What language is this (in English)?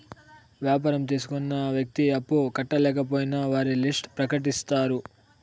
Telugu